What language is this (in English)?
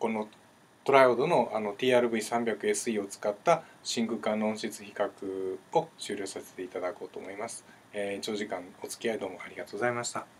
Japanese